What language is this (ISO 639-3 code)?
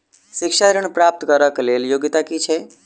mai